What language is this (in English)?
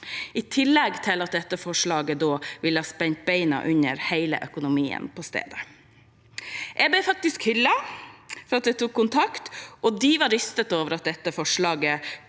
Norwegian